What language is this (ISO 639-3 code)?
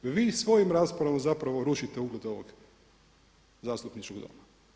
hrv